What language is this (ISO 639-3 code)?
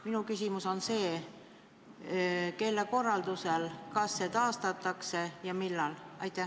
est